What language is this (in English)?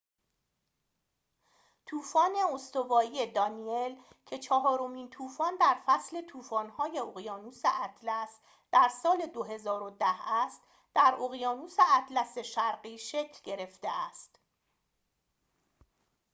Persian